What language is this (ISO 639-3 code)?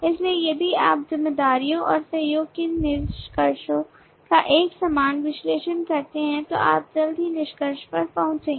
hin